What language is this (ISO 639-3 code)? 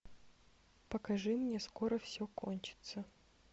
rus